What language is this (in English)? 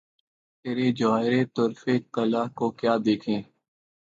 Urdu